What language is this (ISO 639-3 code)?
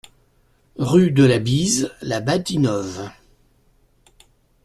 fra